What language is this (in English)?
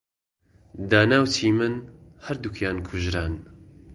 Central Kurdish